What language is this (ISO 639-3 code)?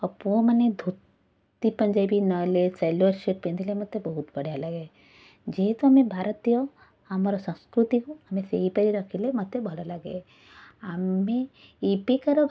ori